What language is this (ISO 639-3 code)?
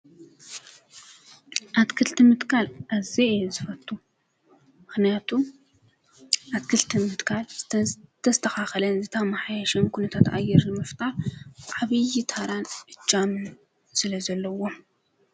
tir